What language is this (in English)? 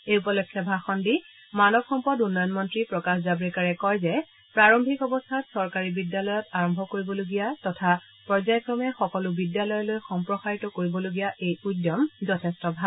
Assamese